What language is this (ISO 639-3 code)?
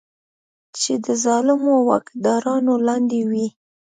pus